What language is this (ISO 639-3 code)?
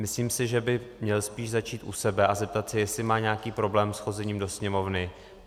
ces